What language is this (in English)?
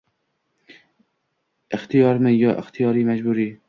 Uzbek